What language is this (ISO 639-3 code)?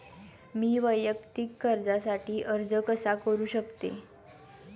mar